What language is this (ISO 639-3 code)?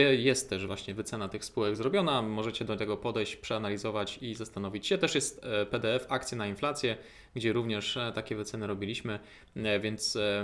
pol